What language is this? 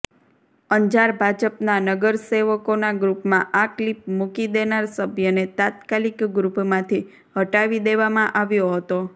Gujarati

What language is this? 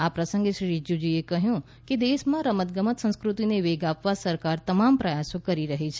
Gujarati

